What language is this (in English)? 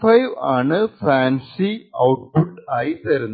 Malayalam